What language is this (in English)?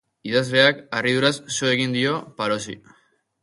Basque